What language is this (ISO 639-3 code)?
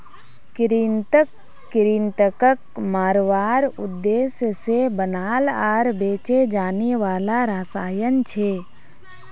mag